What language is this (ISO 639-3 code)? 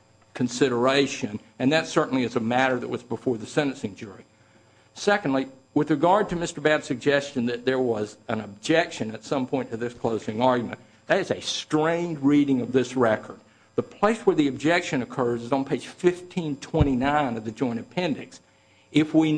eng